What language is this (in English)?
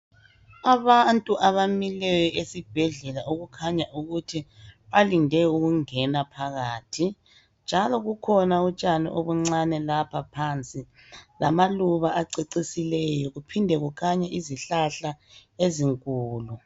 North Ndebele